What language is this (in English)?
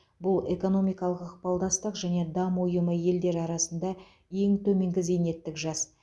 Kazakh